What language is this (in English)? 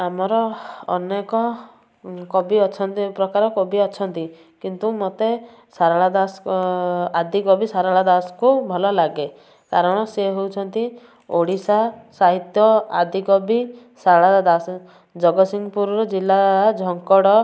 Odia